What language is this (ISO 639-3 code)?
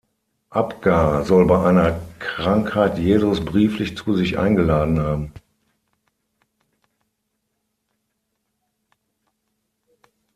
deu